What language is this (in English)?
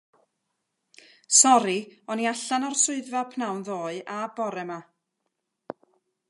Welsh